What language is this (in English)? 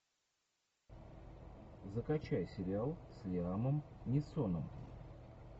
Russian